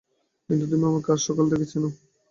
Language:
Bangla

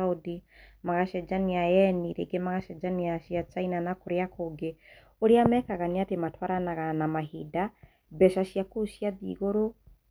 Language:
Kikuyu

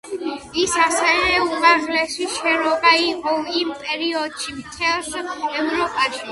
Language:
Georgian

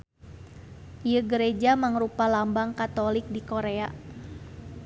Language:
Sundanese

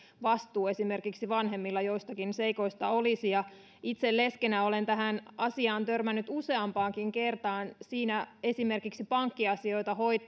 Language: Finnish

